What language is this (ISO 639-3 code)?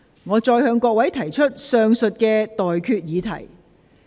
yue